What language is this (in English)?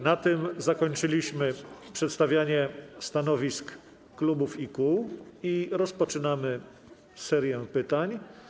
Polish